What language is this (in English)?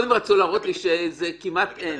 Hebrew